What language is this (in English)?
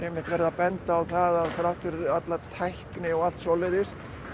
Icelandic